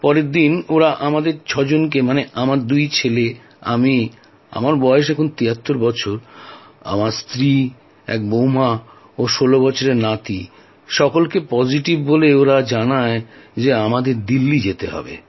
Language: Bangla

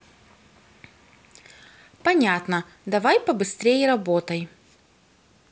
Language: Russian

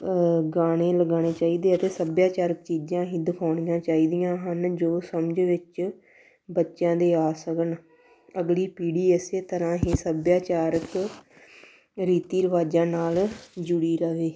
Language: Punjabi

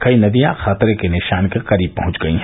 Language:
Hindi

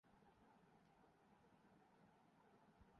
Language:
Urdu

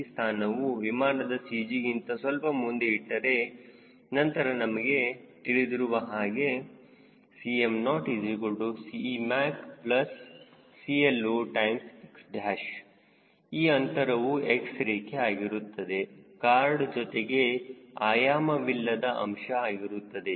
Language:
Kannada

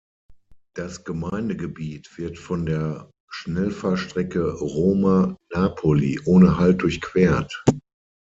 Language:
German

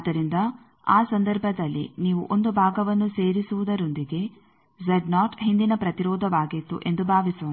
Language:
Kannada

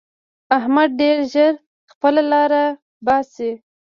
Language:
Pashto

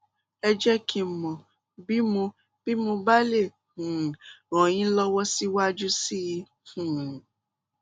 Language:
Yoruba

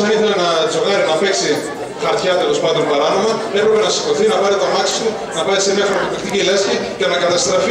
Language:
Greek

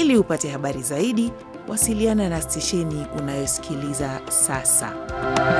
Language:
Swahili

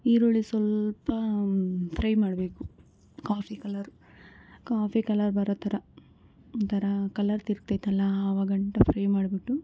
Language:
Kannada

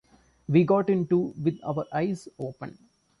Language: English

